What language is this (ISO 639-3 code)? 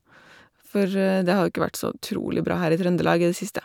nor